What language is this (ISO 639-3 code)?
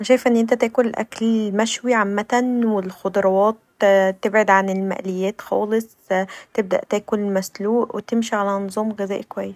arz